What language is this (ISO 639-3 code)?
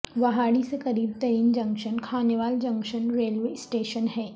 urd